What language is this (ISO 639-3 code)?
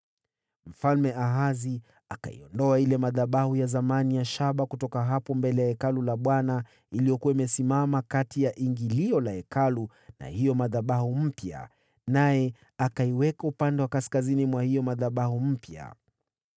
swa